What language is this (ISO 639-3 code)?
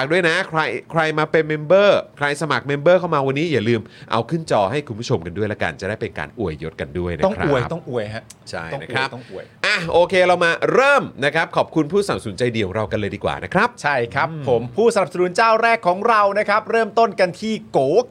tha